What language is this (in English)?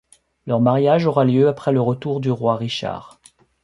French